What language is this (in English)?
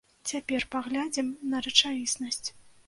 Belarusian